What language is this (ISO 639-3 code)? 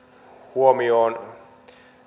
fin